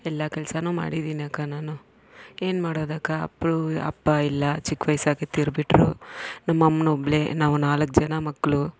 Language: Kannada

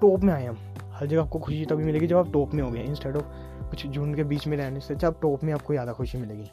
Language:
Hindi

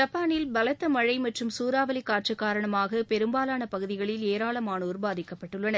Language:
Tamil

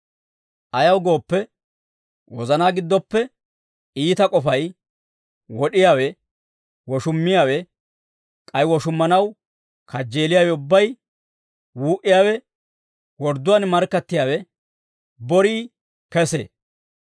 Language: Dawro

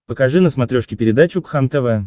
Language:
Russian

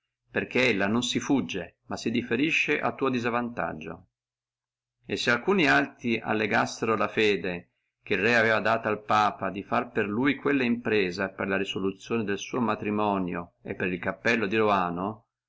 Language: Italian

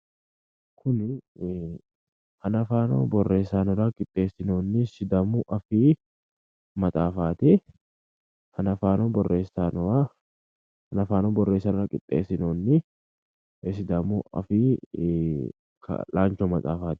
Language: Sidamo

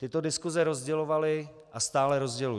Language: Czech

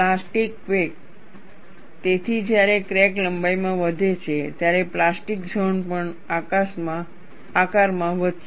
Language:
Gujarati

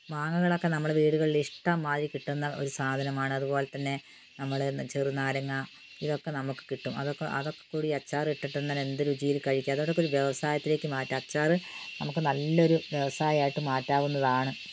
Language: Malayalam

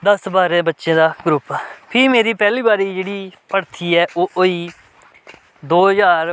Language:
Dogri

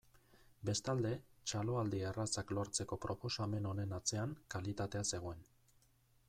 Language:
Basque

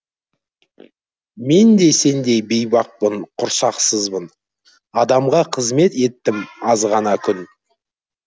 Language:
Kazakh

